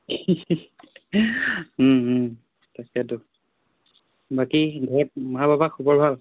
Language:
Assamese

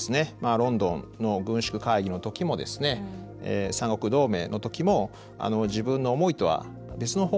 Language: Japanese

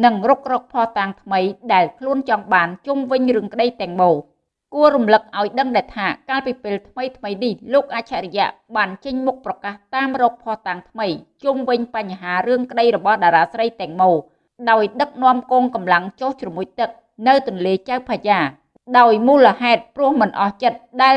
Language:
Vietnamese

